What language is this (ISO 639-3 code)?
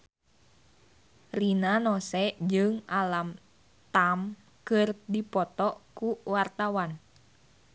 sun